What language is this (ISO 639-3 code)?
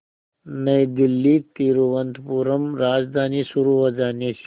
hin